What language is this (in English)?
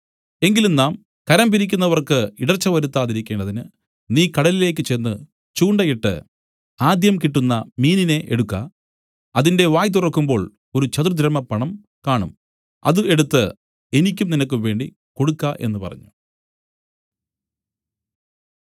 Malayalam